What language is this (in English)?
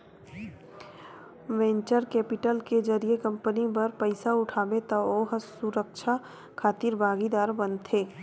Chhattisgarhi